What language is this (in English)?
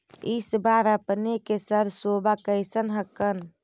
Magahi